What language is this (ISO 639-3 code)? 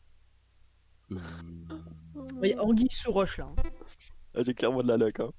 fra